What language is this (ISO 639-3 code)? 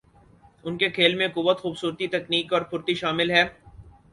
urd